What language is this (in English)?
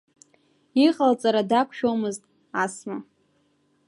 Abkhazian